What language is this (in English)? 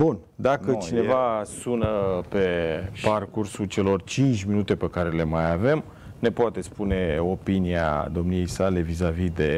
Romanian